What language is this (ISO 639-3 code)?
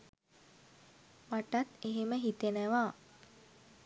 sin